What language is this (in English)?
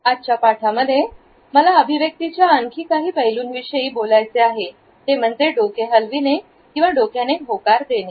Marathi